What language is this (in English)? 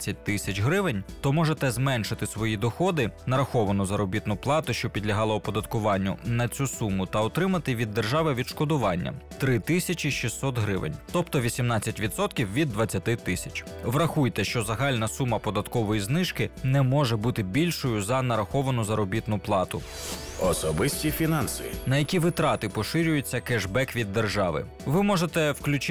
Ukrainian